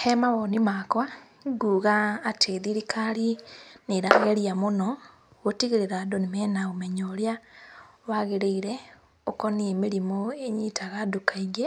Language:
Kikuyu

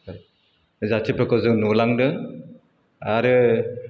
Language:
Bodo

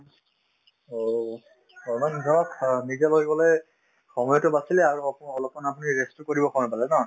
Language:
Assamese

